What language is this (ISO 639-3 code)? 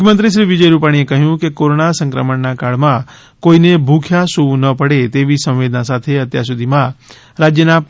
guj